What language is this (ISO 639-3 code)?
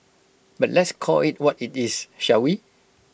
eng